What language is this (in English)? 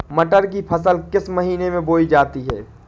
Hindi